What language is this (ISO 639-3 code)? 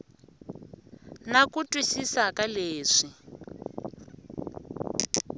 tso